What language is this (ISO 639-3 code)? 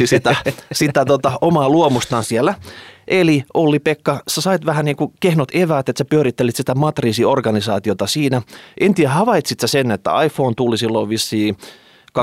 fin